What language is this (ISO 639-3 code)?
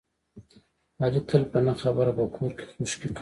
pus